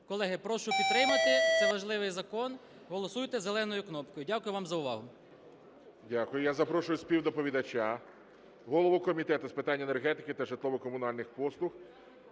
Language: Ukrainian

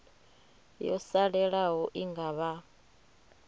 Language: Venda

